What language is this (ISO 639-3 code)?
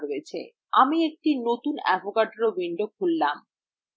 ben